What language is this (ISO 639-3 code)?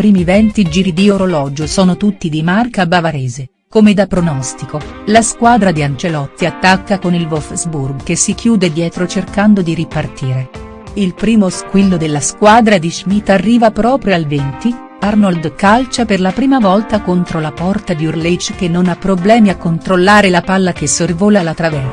ita